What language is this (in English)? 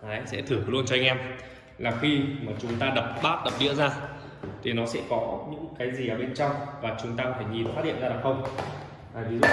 Vietnamese